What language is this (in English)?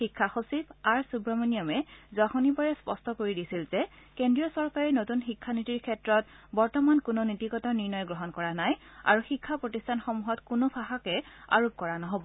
Assamese